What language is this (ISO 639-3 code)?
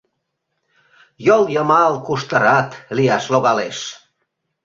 chm